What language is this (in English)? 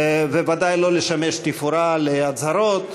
Hebrew